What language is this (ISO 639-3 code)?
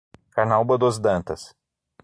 por